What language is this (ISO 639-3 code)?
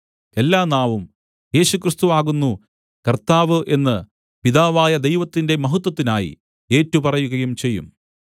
mal